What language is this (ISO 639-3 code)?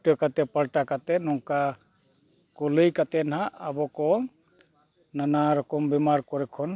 sat